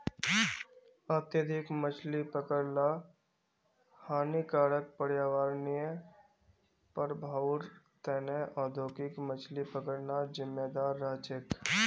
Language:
Magahi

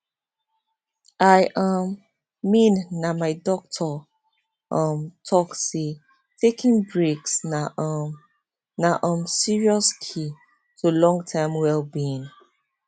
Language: Nigerian Pidgin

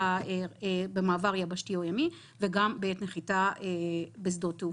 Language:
Hebrew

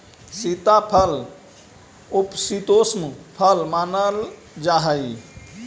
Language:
Magahi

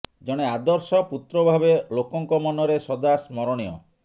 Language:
Odia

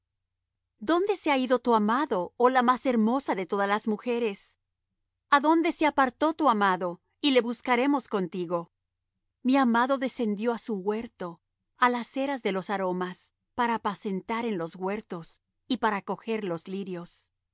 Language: Spanish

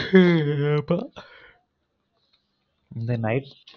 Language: Tamil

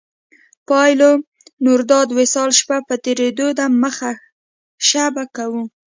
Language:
Pashto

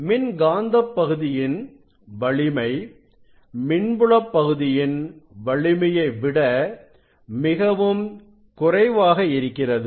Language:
Tamil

